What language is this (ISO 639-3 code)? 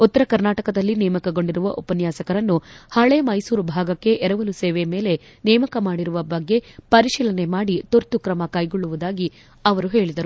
kan